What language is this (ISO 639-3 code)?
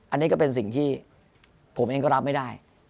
tha